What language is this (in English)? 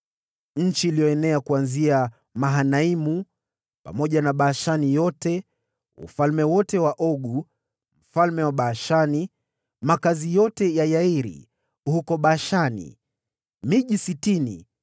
Swahili